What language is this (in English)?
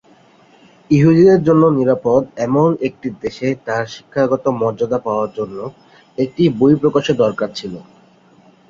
Bangla